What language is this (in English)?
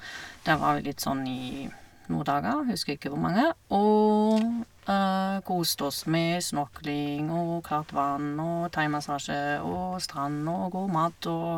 Norwegian